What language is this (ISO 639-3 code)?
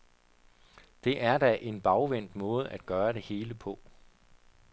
dan